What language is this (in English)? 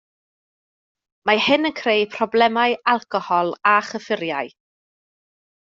Welsh